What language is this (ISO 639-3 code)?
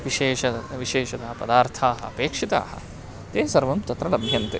san